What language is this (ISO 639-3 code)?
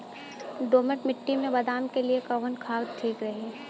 bho